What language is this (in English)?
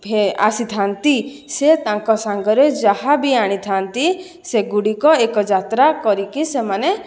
Odia